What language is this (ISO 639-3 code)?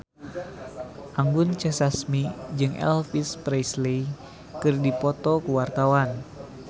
sun